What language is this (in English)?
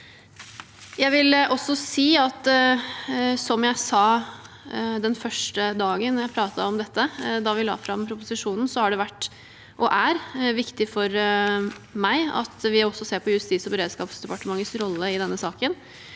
Norwegian